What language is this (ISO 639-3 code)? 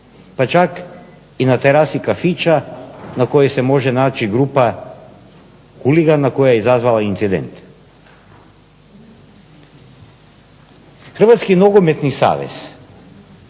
hrv